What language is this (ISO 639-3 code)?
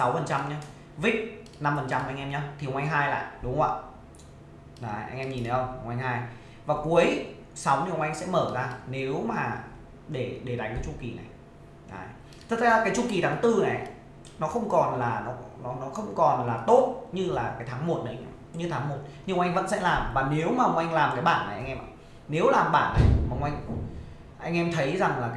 vie